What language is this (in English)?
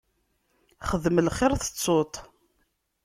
Kabyle